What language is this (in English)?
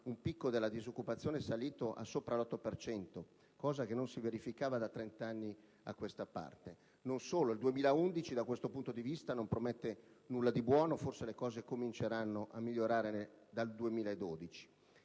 Italian